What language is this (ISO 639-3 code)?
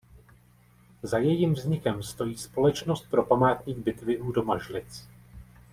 ces